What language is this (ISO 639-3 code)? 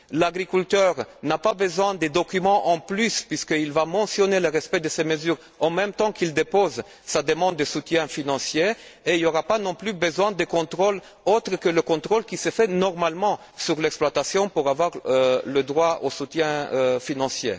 fra